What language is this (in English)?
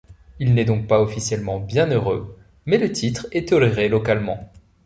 French